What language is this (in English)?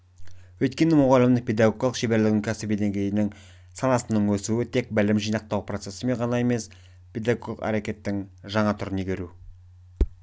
Kazakh